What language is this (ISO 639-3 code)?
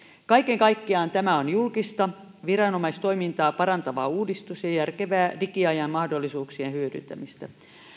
fin